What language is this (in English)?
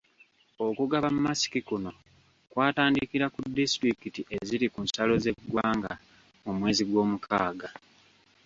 Ganda